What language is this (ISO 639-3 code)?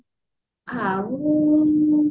ori